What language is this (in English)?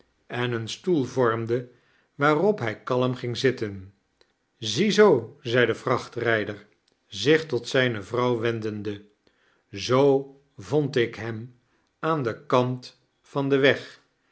Dutch